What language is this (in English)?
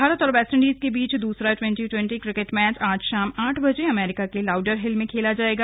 Hindi